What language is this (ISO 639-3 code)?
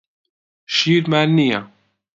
ckb